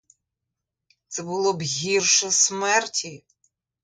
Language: Ukrainian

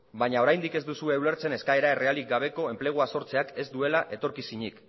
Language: Basque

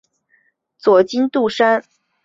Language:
Chinese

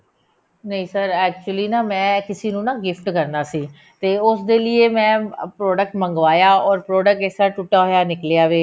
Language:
Punjabi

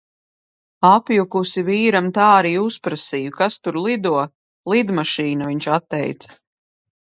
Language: Latvian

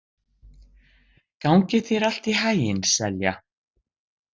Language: Icelandic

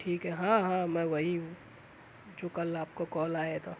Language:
Urdu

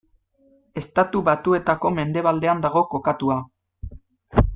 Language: Basque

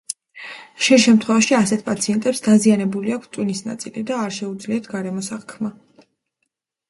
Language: Georgian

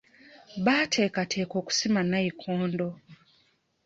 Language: Ganda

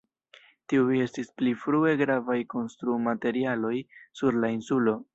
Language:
Esperanto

